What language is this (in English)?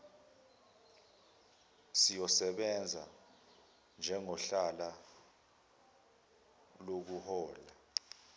Zulu